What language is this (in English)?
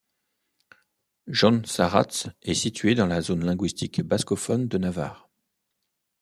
French